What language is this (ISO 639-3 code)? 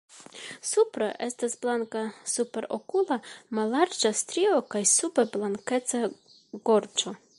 epo